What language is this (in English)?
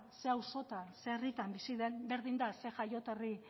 Basque